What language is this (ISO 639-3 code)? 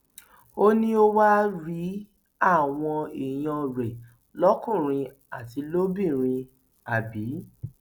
yor